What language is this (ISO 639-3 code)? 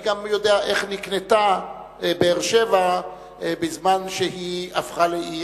heb